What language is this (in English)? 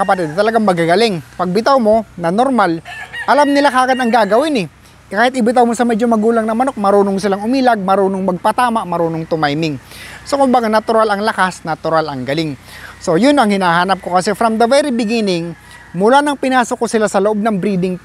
Filipino